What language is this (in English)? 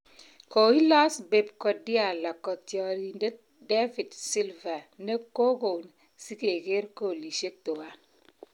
Kalenjin